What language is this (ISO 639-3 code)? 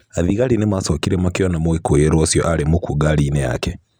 kik